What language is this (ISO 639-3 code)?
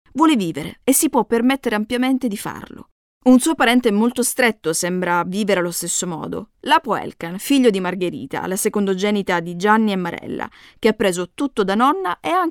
ita